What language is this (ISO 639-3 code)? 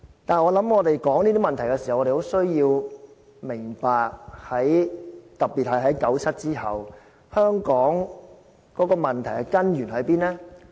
yue